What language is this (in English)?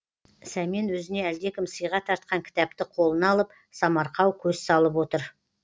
Kazakh